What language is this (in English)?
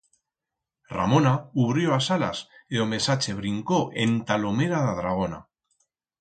Aragonese